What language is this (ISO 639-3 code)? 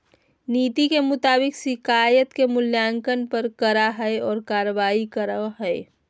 mag